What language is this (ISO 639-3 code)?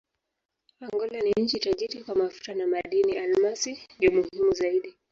swa